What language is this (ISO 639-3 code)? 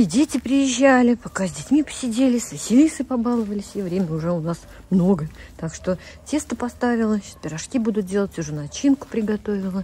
rus